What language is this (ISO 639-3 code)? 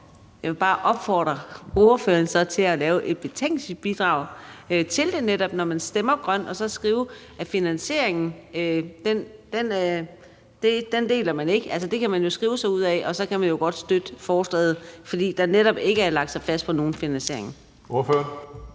dan